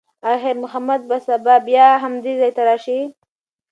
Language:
Pashto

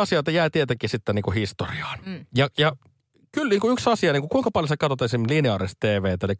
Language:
Finnish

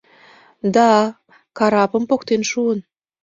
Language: Mari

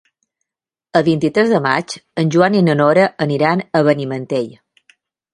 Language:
Catalan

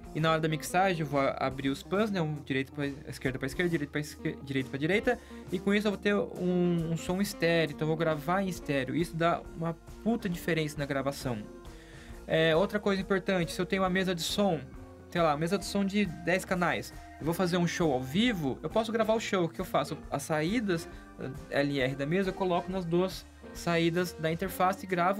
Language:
Portuguese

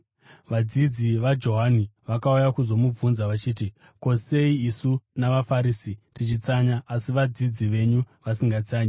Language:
Shona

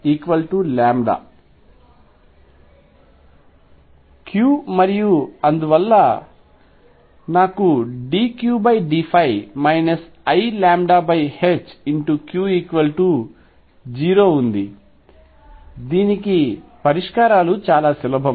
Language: Telugu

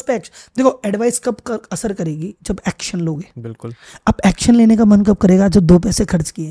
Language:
Hindi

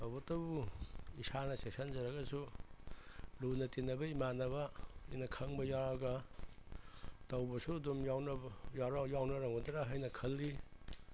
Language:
Manipuri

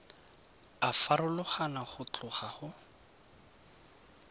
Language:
Tswana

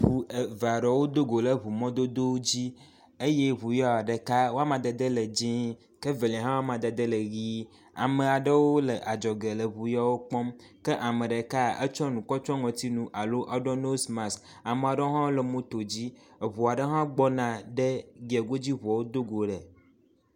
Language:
Ewe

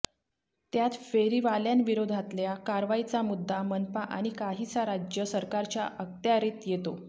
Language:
Marathi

